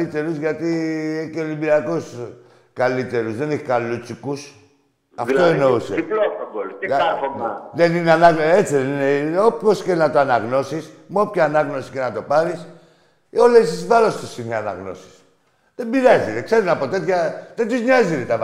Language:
Greek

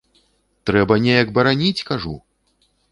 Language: Belarusian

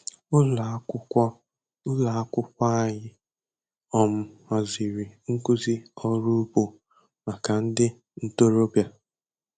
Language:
Igbo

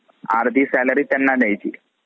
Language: Marathi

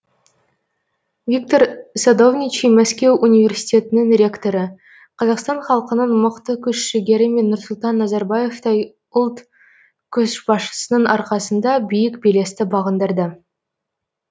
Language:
Kazakh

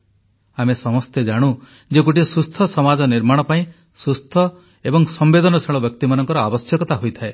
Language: Odia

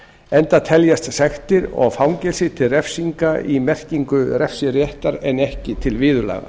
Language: Icelandic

